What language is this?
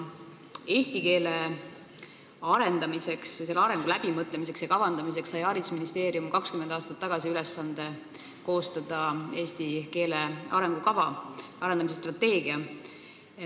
Estonian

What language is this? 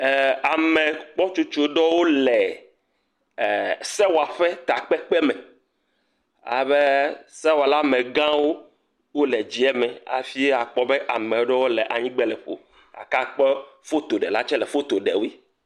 Ewe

